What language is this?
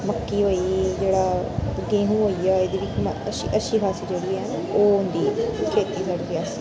Dogri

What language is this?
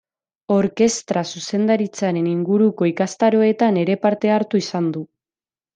Basque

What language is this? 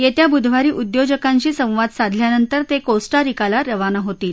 Marathi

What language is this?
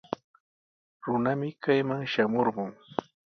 Sihuas Ancash Quechua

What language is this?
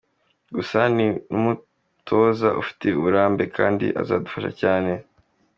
Kinyarwanda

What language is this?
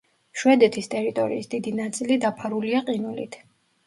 Georgian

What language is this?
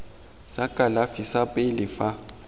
Tswana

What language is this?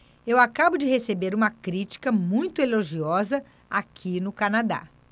Portuguese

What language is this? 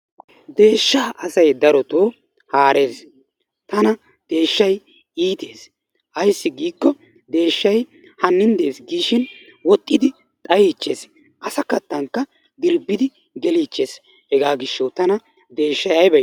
Wolaytta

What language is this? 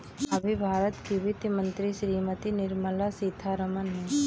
Hindi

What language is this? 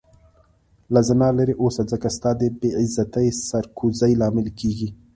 Pashto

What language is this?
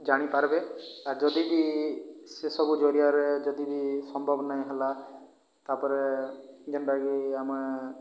Odia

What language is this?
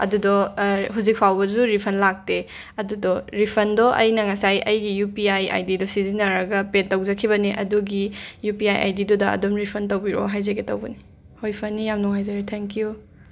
Manipuri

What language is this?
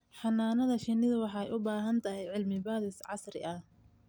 Somali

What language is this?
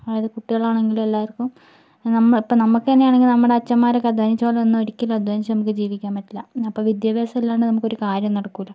Malayalam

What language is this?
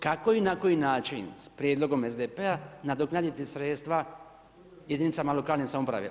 Croatian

